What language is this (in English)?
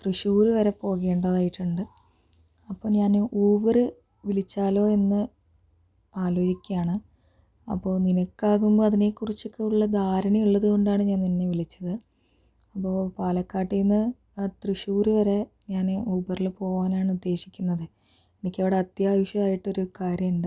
Malayalam